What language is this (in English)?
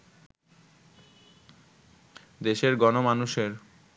Bangla